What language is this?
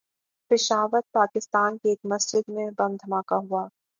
Urdu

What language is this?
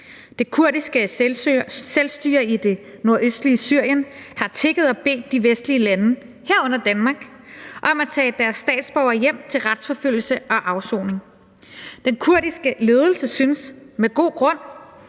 Danish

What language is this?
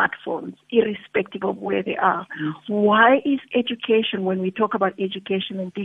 English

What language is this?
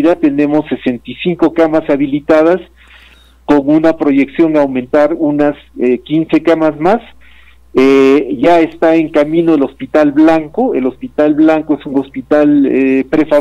Spanish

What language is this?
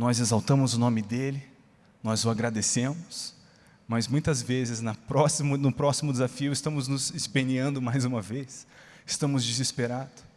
Portuguese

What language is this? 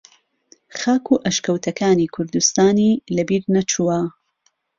Central Kurdish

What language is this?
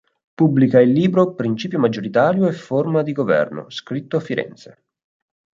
Italian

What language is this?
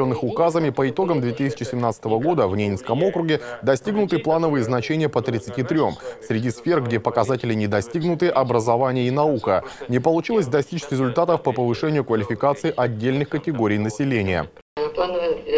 Russian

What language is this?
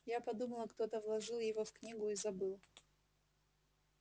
Russian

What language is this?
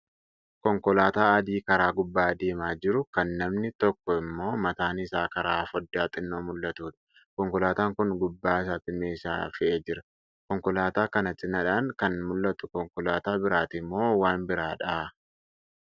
Oromo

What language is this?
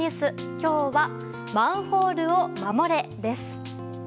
Japanese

